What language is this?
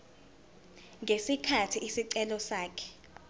Zulu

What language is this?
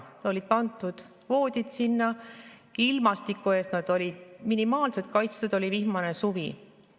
Estonian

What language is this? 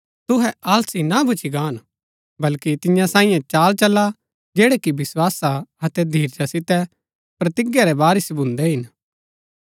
Gaddi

